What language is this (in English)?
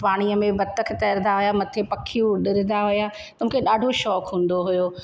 Sindhi